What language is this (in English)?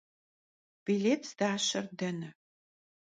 Kabardian